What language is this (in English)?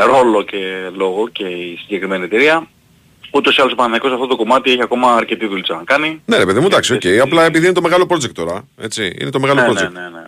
Greek